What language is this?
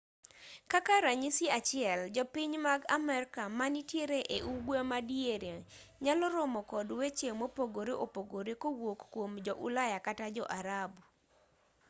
Luo (Kenya and Tanzania)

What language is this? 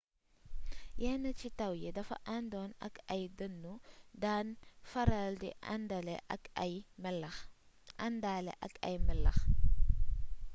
Wolof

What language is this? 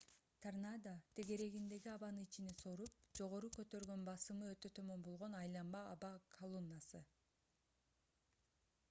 Kyrgyz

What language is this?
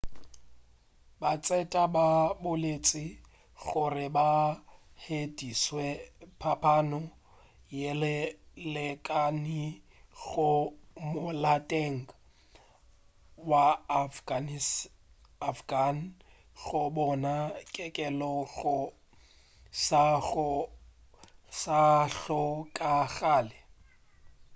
Northern Sotho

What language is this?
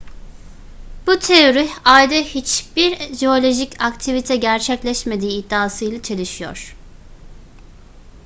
Turkish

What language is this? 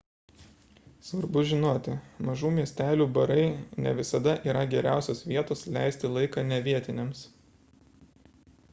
Lithuanian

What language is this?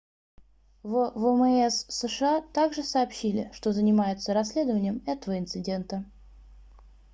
Russian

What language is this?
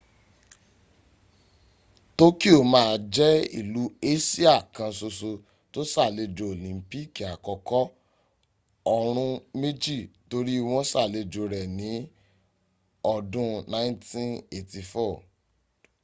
Yoruba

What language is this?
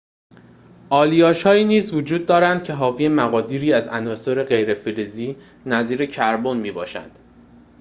Persian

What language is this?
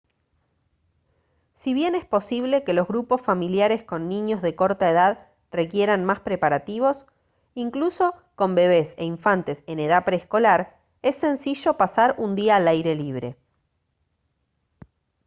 Spanish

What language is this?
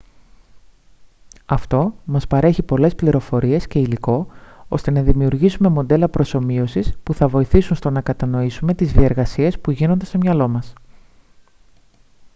Greek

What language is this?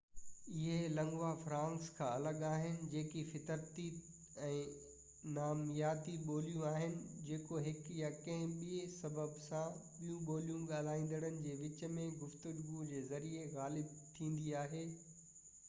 Sindhi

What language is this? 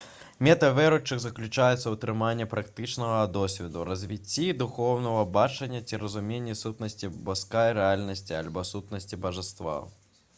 Belarusian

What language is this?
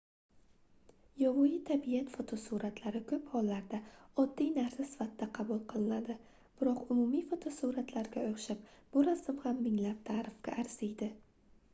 Uzbek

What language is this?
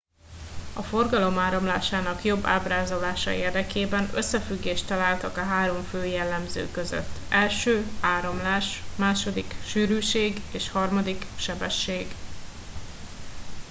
Hungarian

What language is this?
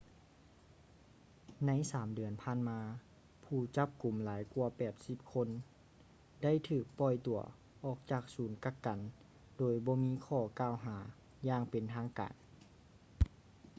Lao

